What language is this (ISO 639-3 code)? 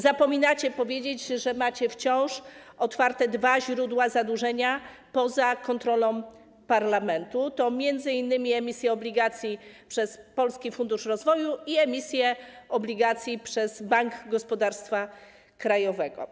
pol